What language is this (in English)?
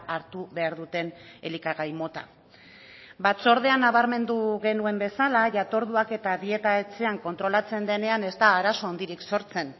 Basque